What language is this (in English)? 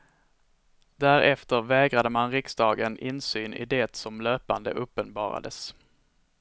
Swedish